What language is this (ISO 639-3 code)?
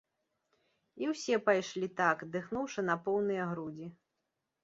bel